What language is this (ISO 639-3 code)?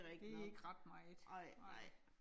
dan